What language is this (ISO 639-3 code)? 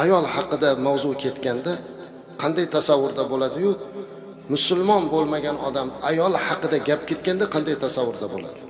tur